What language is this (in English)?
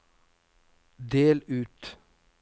Norwegian